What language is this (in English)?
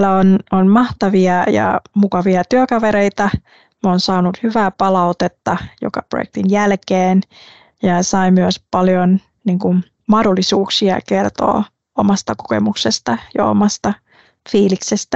Finnish